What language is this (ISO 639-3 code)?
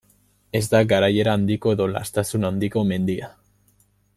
eus